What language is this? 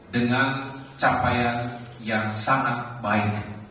Indonesian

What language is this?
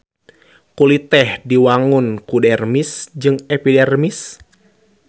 Sundanese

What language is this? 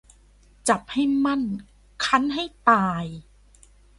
Thai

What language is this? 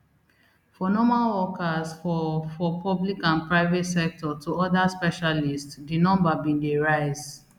Nigerian Pidgin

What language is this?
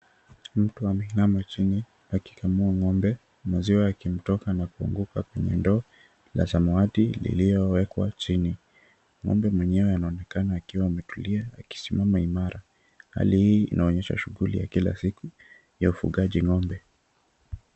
Swahili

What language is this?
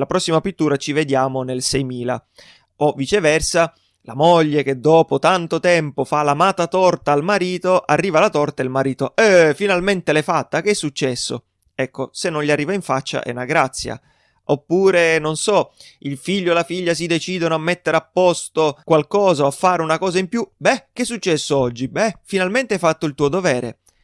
Italian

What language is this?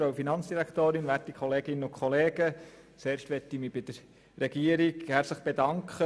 Swiss German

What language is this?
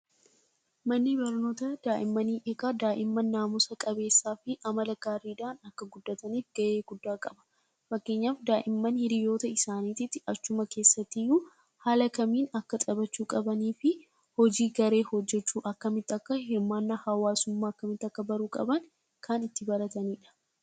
Oromo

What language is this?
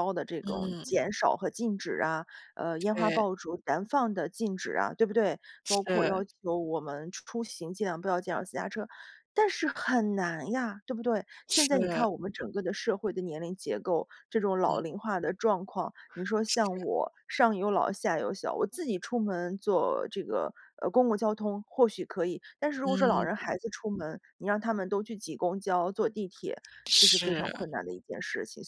Chinese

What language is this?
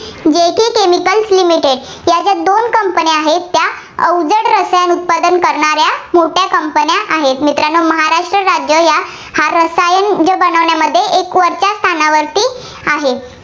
Marathi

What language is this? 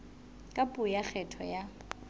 Southern Sotho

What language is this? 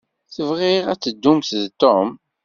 Kabyle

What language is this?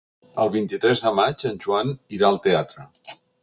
Catalan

